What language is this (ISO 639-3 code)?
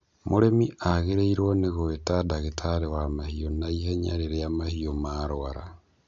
kik